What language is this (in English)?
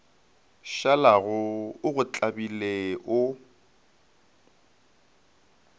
Northern Sotho